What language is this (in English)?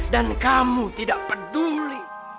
Indonesian